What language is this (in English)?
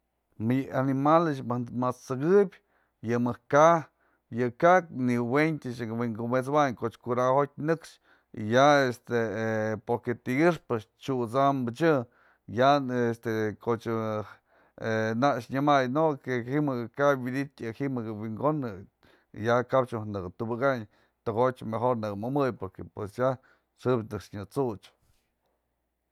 Mazatlán Mixe